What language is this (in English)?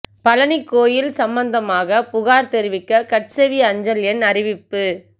Tamil